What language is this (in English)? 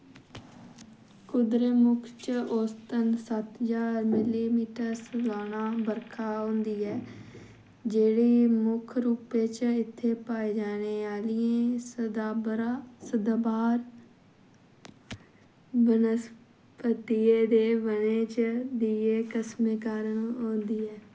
Dogri